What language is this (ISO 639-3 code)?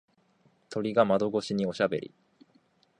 jpn